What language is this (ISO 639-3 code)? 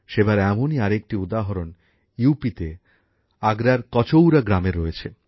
ben